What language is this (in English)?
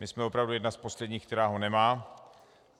Czech